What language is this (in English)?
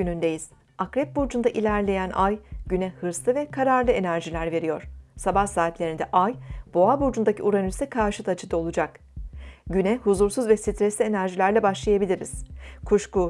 Turkish